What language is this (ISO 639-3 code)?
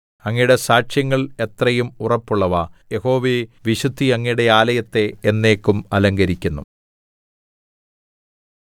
mal